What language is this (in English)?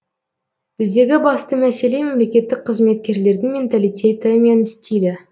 Kazakh